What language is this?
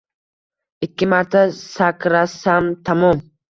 Uzbek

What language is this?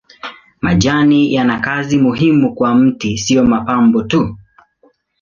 Swahili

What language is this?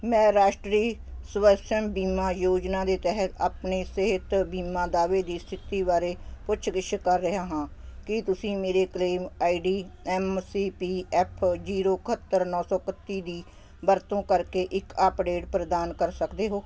Punjabi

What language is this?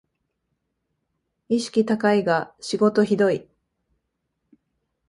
Japanese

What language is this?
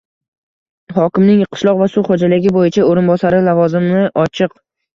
Uzbek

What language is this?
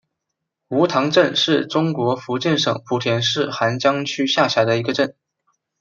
Chinese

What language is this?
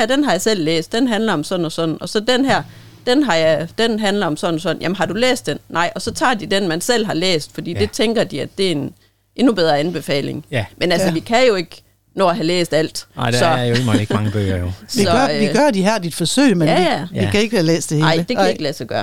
Danish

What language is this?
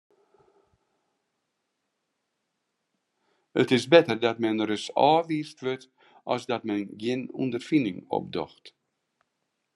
Western Frisian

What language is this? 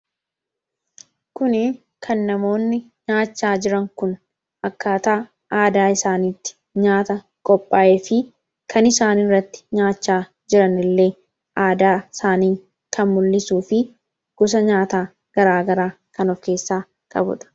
Oromo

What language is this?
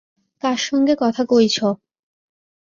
Bangla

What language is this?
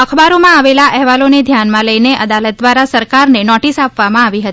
Gujarati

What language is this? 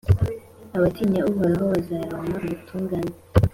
Kinyarwanda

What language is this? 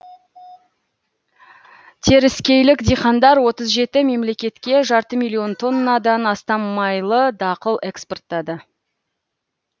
Kazakh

